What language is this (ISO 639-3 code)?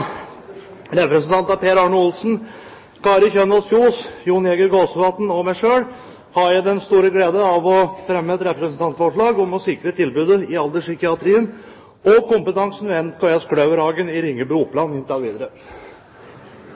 nor